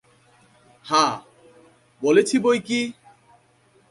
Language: Bangla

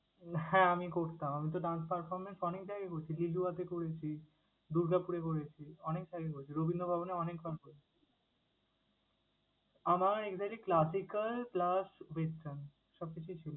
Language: Bangla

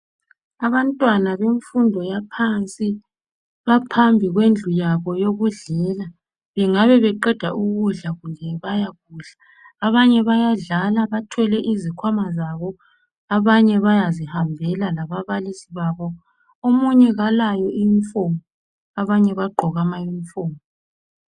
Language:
North Ndebele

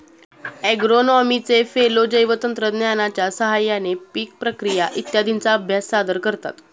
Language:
Marathi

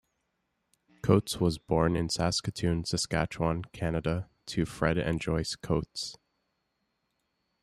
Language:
English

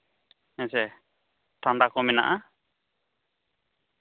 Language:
Santali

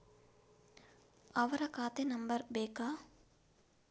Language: Kannada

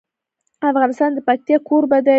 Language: Pashto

